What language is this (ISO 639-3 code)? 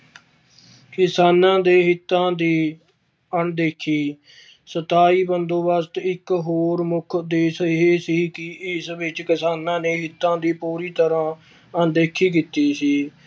pan